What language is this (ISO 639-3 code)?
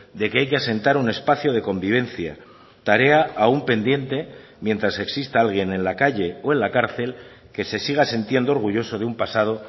spa